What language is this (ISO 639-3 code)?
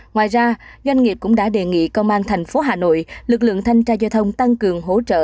vie